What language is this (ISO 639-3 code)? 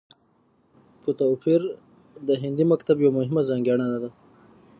pus